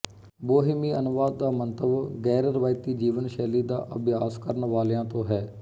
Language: Punjabi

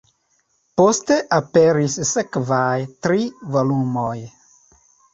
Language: Esperanto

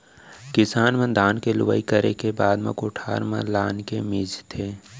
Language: Chhattisgarhi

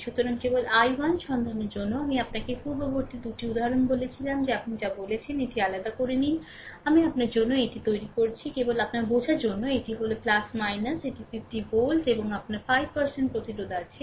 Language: Bangla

